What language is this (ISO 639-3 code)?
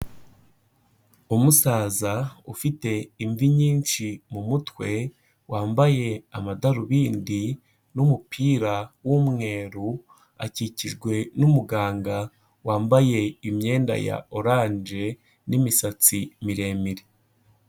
kin